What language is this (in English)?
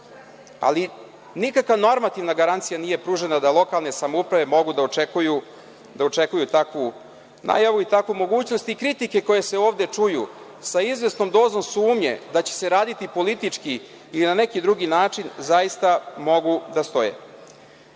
Serbian